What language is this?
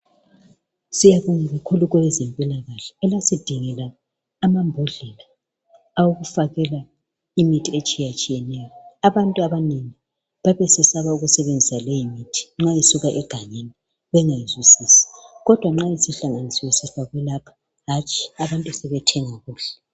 North Ndebele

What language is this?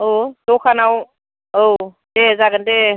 Bodo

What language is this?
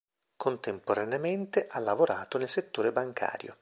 Italian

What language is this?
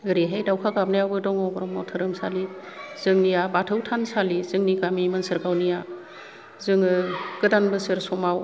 Bodo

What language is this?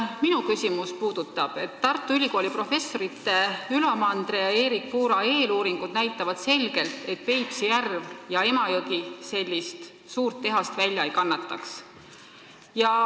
Estonian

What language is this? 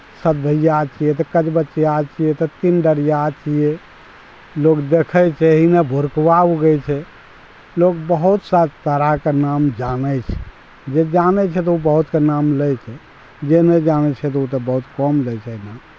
Maithili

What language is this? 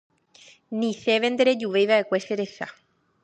Guarani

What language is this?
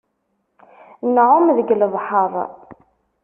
Kabyle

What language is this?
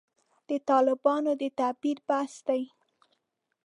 Pashto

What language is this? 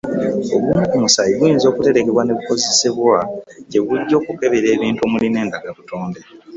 Ganda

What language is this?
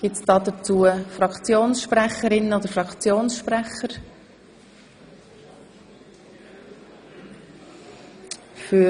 Swiss German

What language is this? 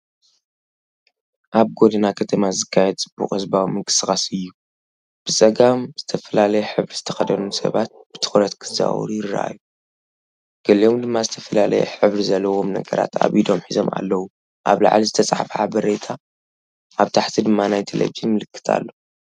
Tigrinya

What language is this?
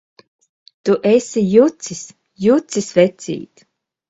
Latvian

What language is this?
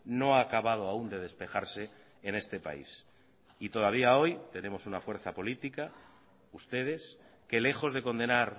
Spanish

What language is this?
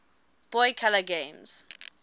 English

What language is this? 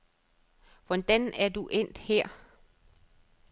Danish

